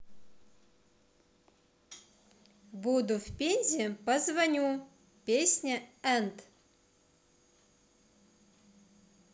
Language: Russian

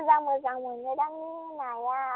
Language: Bodo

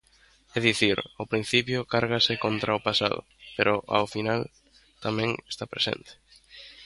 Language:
Galician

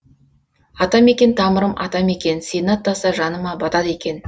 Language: Kazakh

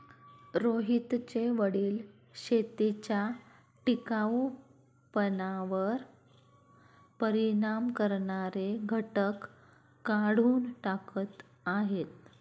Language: Marathi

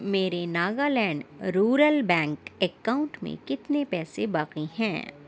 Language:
Urdu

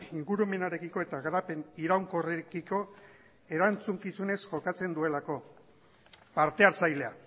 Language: Basque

